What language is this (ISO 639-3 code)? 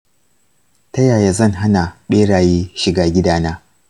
hau